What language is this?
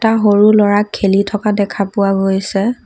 Assamese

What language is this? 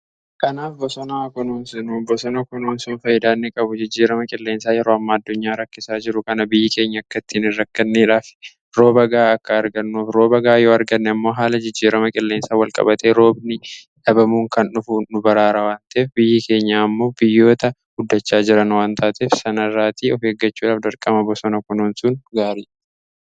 Oromo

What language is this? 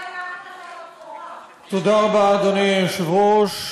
Hebrew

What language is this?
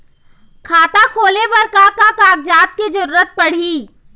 Chhattisgarhi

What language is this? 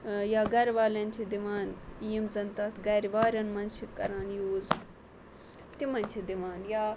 Kashmiri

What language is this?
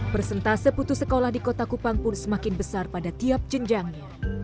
Indonesian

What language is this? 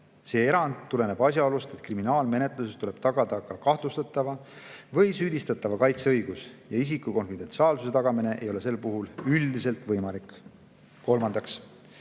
Estonian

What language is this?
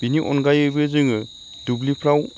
Bodo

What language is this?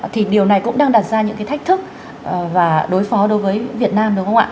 Vietnamese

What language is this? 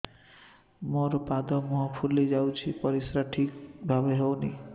Odia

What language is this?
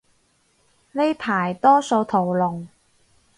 Cantonese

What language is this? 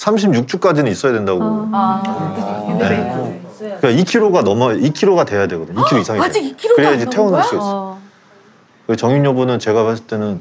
Korean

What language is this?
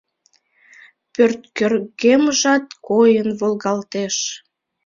Mari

